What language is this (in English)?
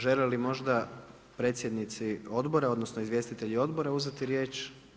Croatian